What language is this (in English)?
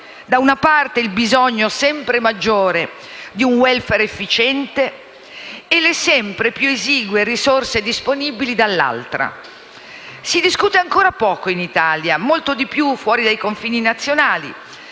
Italian